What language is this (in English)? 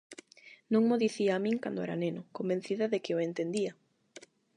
Galician